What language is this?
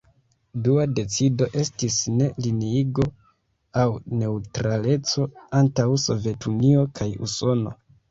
Esperanto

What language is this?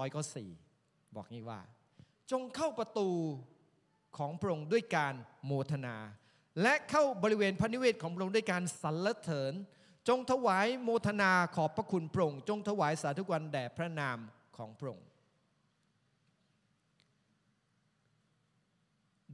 Thai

